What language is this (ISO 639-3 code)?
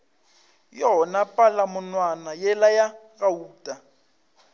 nso